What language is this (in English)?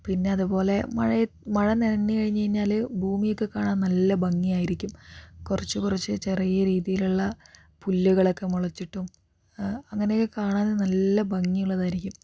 Malayalam